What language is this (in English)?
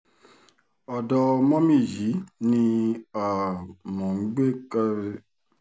Yoruba